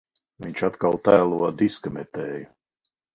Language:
Latvian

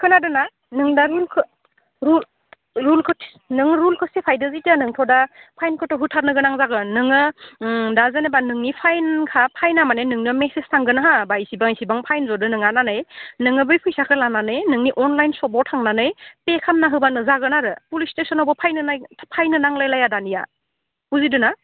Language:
Bodo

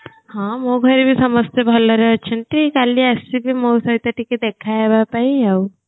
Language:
Odia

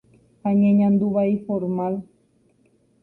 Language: Guarani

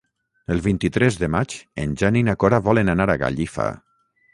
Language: Catalan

